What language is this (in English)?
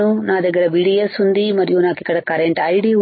Telugu